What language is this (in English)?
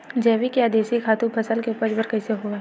Chhattisgarhi